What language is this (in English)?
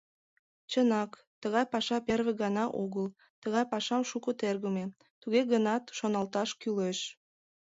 Mari